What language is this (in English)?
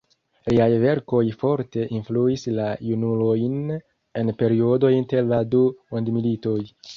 Esperanto